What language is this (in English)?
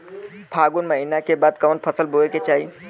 Bhojpuri